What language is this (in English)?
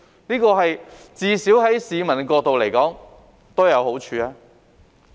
Cantonese